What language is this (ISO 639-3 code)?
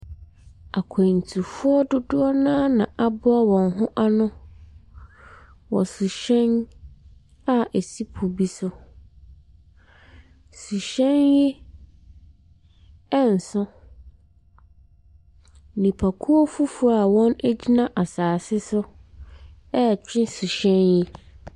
aka